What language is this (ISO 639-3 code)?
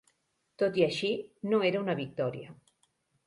cat